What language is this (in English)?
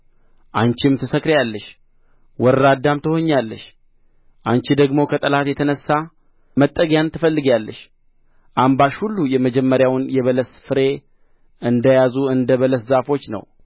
Amharic